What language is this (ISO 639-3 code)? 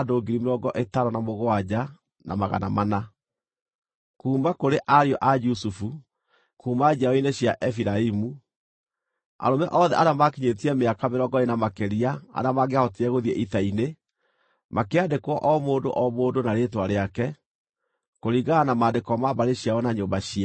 kik